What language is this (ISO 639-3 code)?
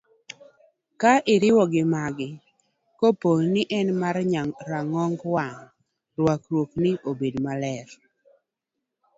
luo